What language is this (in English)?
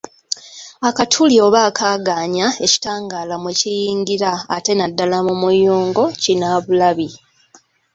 Ganda